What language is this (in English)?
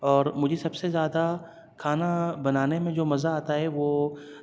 Urdu